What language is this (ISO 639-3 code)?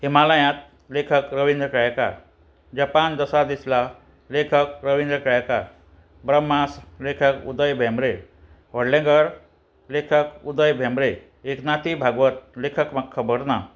kok